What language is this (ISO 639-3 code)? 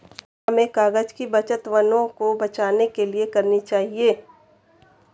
hin